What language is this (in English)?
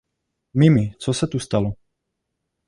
Czech